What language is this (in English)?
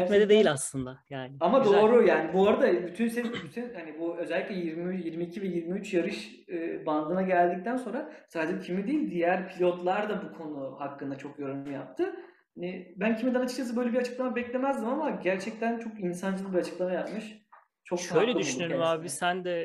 Turkish